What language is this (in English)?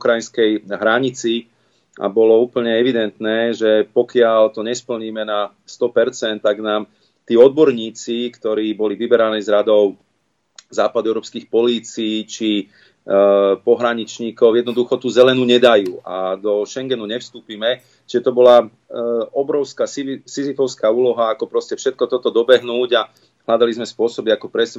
Slovak